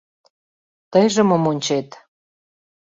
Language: Mari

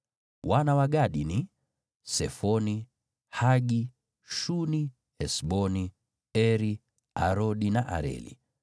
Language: Swahili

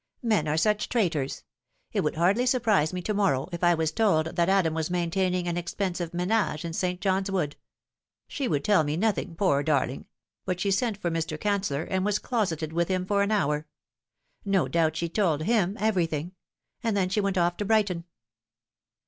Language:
English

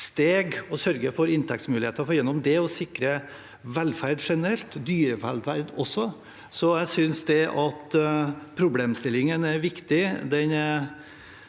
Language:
Norwegian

